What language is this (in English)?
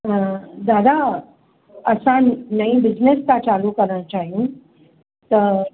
Sindhi